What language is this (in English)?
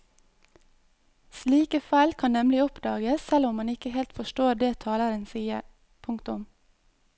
Norwegian